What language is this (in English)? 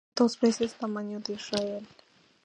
Spanish